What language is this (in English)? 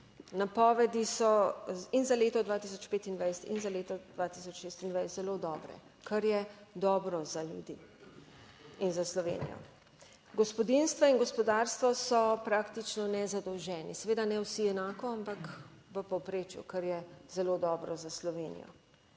Slovenian